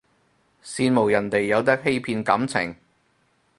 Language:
Cantonese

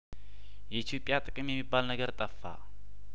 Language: Amharic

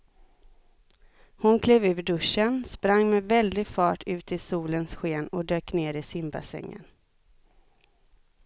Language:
Swedish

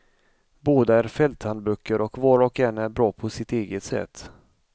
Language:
Swedish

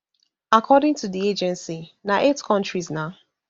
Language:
Nigerian Pidgin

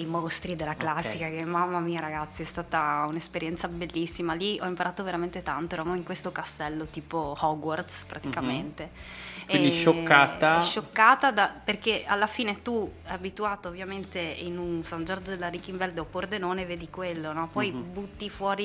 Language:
Italian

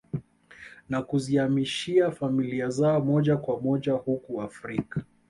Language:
Swahili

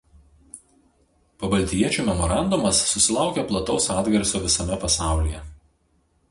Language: Lithuanian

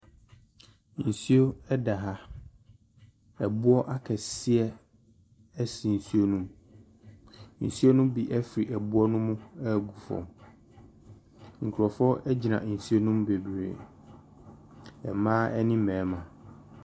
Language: Akan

